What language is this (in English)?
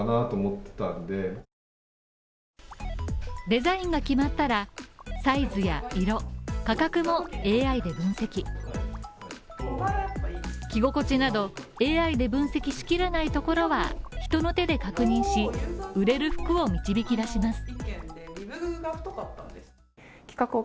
Japanese